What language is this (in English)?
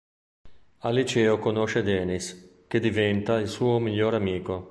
Italian